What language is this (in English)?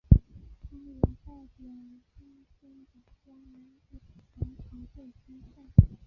Chinese